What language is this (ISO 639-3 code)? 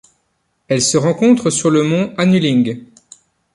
fra